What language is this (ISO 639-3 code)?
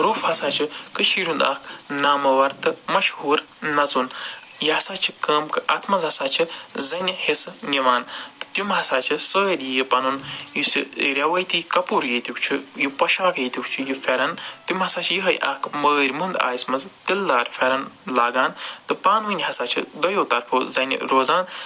kas